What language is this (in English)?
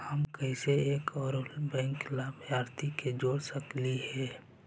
Magahi